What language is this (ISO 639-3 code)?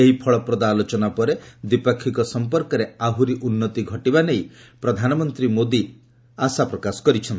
ori